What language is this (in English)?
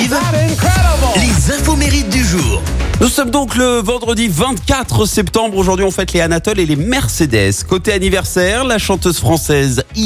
French